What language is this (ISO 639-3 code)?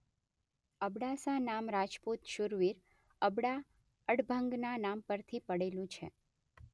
guj